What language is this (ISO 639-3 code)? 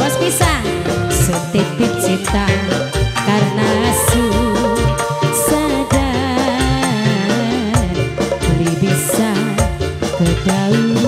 ind